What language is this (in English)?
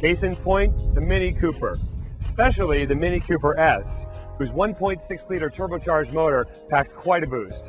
English